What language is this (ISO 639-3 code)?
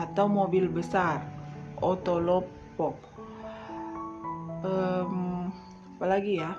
ind